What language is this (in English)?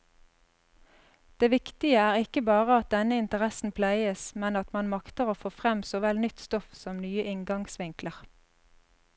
Norwegian